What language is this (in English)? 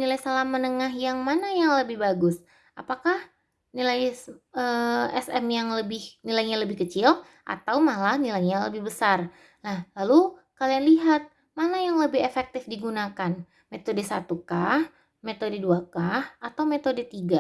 Indonesian